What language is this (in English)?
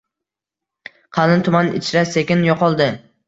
Uzbek